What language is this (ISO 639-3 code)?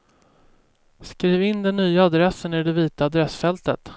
swe